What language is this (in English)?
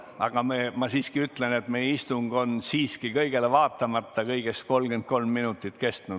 Estonian